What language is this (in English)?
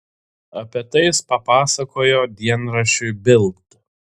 Lithuanian